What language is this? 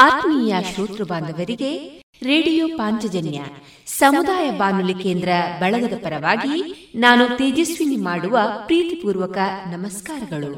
Kannada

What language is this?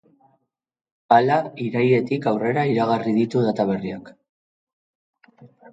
Basque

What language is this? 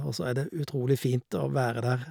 Norwegian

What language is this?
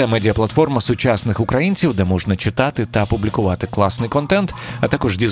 Ukrainian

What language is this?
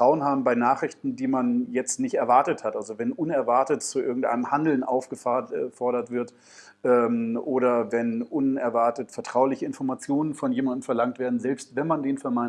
German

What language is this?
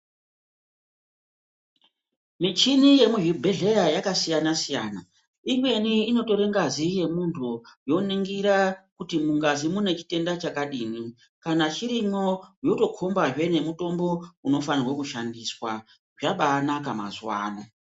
Ndau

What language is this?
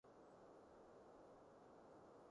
Cantonese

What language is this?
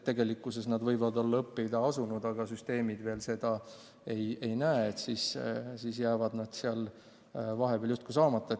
Estonian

